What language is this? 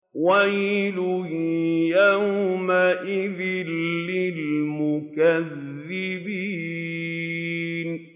Arabic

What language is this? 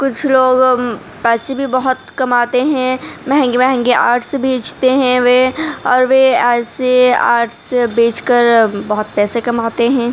Urdu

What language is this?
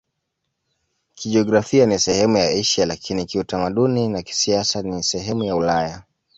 Swahili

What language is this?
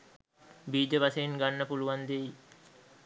Sinhala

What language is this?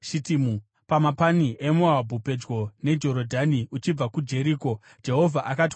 Shona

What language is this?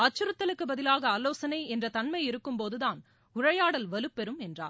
Tamil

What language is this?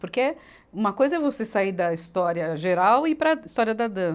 Portuguese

